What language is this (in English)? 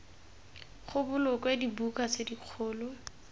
Tswana